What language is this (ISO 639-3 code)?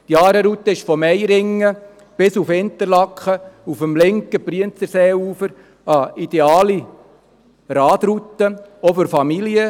gsw